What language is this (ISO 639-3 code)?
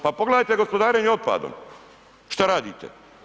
hrv